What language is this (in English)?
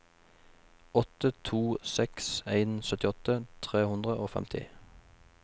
Norwegian